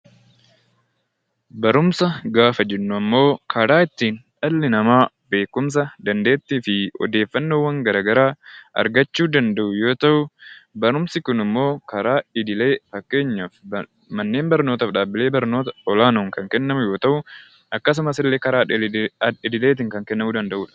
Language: Oromo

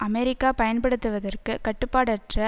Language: Tamil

